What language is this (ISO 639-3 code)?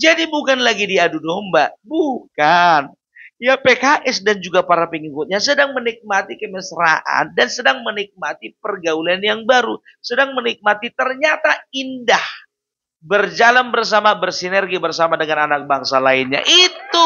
ind